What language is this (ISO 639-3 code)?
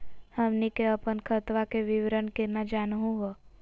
mag